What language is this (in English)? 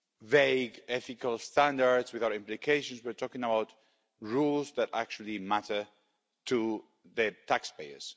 English